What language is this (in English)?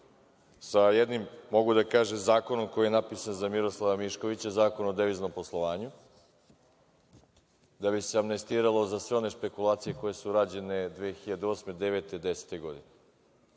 Serbian